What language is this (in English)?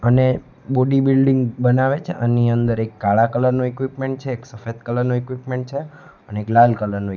Gujarati